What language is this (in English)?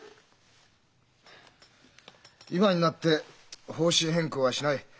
Japanese